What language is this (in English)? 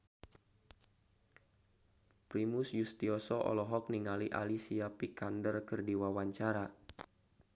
Sundanese